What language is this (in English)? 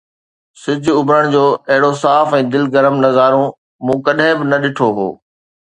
Sindhi